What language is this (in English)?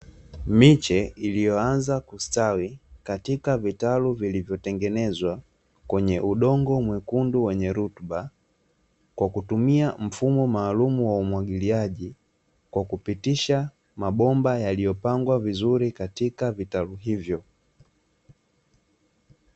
Swahili